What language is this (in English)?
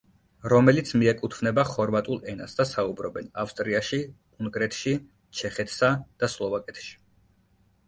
Georgian